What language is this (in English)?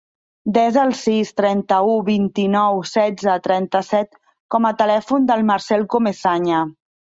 Catalan